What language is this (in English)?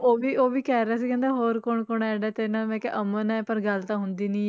Punjabi